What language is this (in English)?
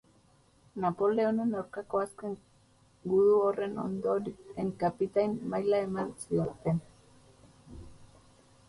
Basque